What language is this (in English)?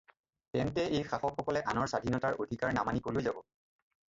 Assamese